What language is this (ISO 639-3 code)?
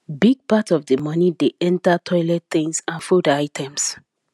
pcm